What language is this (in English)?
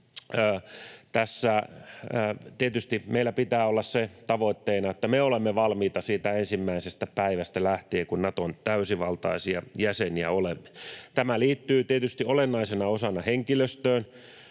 Finnish